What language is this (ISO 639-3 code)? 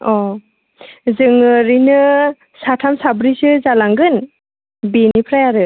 brx